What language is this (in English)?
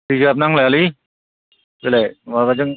Bodo